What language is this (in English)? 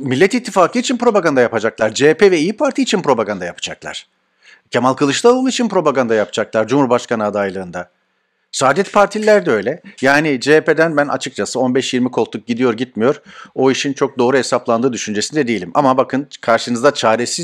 Turkish